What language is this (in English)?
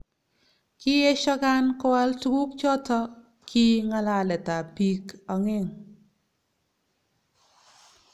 Kalenjin